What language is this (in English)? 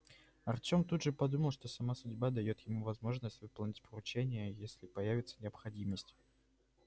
Russian